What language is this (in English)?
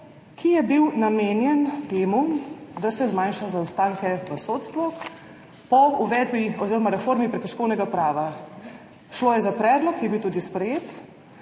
Slovenian